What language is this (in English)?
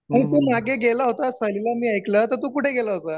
Marathi